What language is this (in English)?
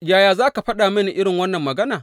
Hausa